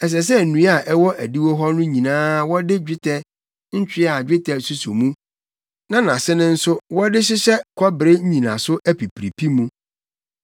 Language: Akan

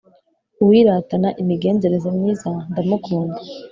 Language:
Kinyarwanda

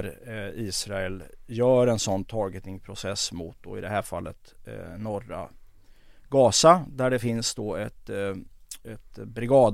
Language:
Swedish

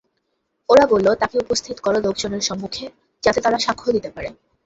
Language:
Bangla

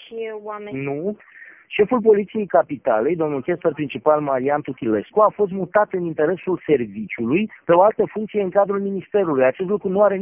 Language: Romanian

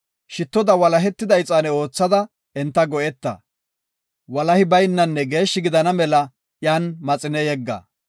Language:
Gofa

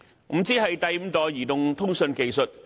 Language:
Cantonese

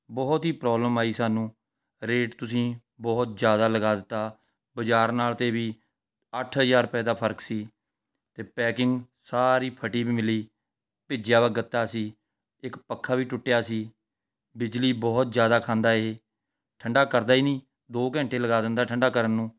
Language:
Punjabi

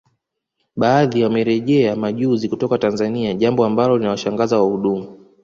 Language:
Swahili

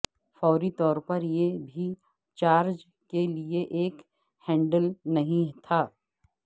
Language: Urdu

